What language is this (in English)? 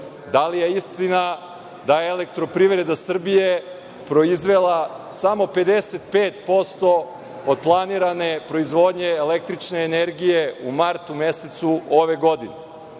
Serbian